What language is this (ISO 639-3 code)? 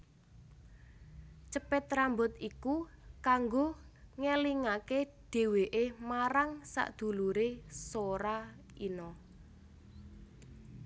jav